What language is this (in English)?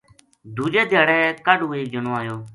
Gujari